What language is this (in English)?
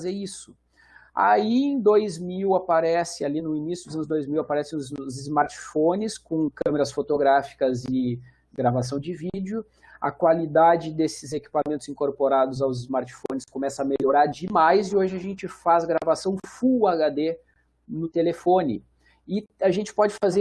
Portuguese